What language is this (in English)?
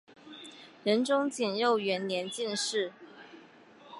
Chinese